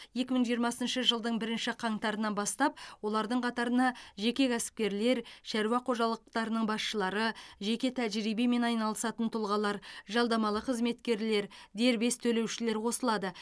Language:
Kazakh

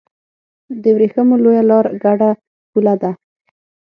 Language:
Pashto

